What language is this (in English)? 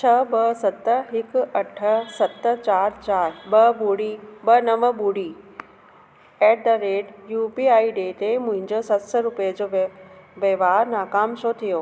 Sindhi